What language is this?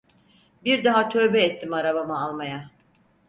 Turkish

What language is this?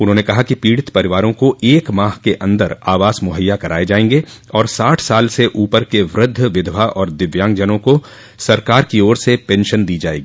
Hindi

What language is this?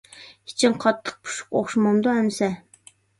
Uyghur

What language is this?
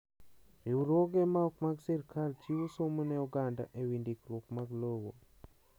Luo (Kenya and Tanzania)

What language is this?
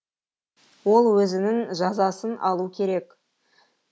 Kazakh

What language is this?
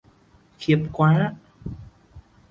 Vietnamese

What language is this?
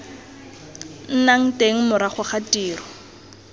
Tswana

